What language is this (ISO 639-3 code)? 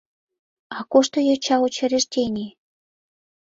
chm